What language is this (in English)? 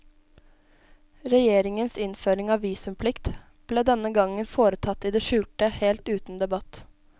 Norwegian